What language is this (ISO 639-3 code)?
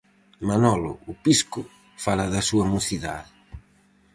glg